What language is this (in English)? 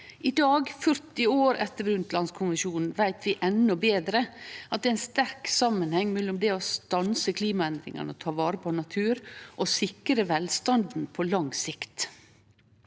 Norwegian